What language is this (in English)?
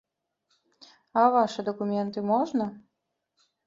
Belarusian